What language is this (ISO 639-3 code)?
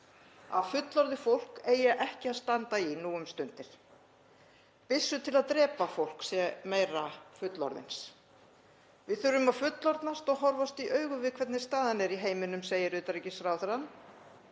isl